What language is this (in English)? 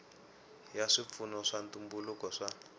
Tsonga